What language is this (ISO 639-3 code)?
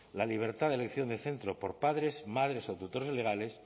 spa